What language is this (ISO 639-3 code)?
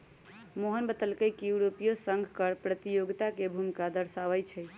mag